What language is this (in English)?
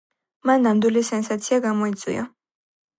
Georgian